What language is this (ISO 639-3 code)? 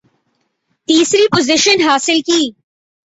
urd